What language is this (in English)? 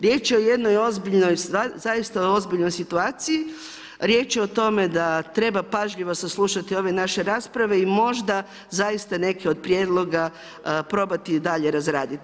Croatian